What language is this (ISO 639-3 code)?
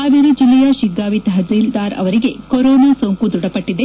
kan